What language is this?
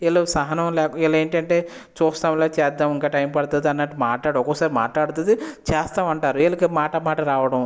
Telugu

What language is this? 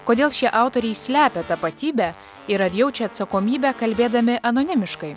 Lithuanian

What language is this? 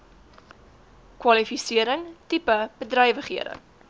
Afrikaans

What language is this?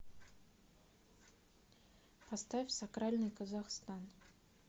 Russian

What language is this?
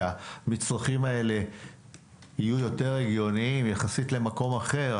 Hebrew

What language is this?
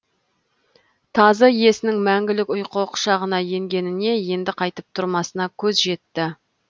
Kazakh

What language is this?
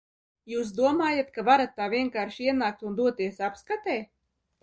Latvian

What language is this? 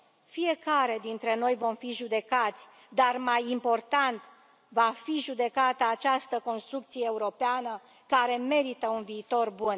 Romanian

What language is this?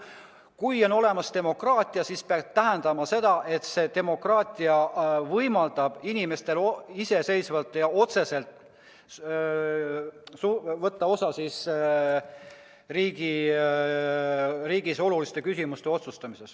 Estonian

